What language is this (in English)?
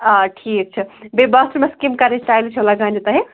Kashmiri